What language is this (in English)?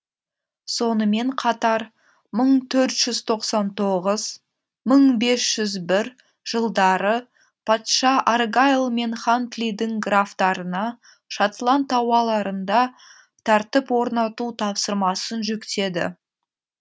Kazakh